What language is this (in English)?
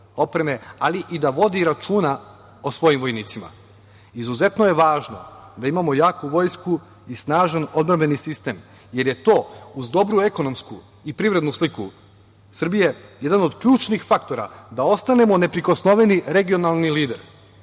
Serbian